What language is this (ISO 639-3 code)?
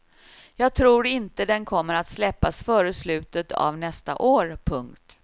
swe